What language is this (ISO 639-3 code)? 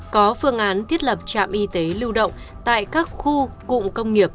vie